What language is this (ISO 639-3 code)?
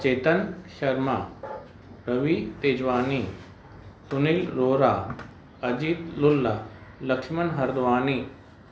snd